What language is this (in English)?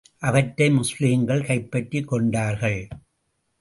Tamil